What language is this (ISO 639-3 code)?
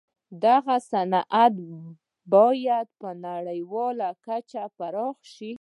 pus